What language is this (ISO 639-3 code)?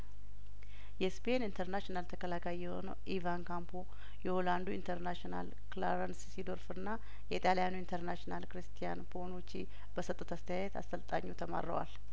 amh